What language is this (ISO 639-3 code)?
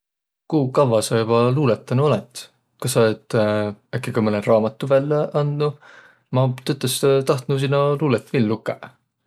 vro